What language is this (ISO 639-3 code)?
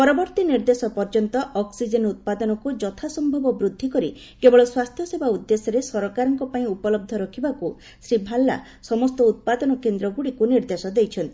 ori